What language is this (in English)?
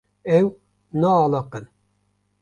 Kurdish